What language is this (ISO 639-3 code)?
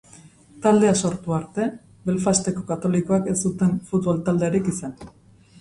eus